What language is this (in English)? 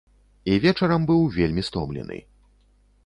Belarusian